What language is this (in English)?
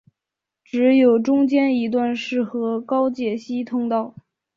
Chinese